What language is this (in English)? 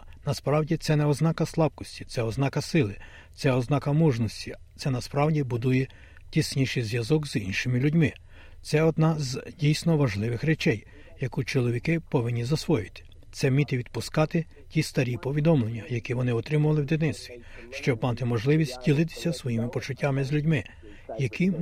Ukrainian